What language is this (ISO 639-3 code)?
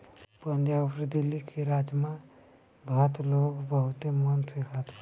bho